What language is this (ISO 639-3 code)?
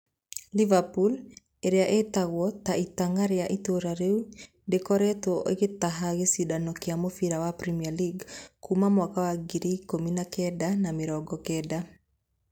kik